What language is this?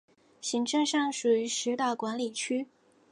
Chinese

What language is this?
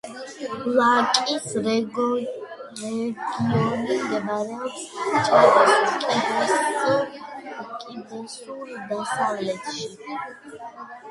Georgian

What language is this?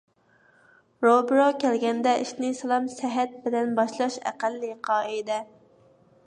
Uyghur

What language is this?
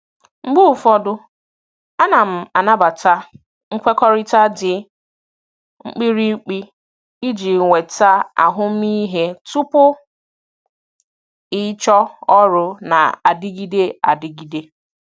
Igbo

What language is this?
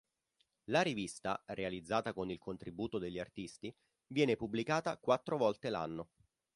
Italian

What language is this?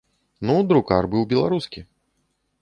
Belarusian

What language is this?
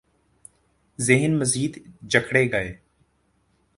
Urdu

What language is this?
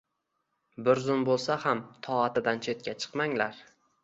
Uzbek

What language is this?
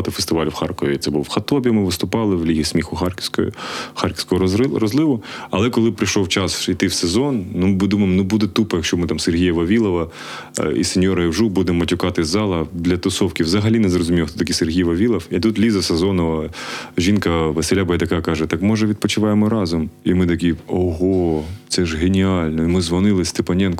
Ukrainian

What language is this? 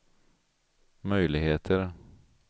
Swedish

